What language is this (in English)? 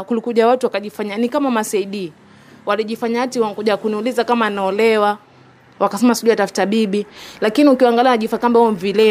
Swahili